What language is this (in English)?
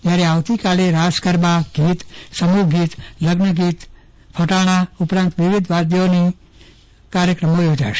Gujarati